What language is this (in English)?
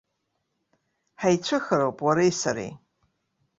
Abkhazian